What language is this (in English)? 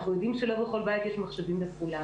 Hebrew